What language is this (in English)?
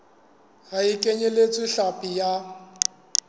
Southern Sotho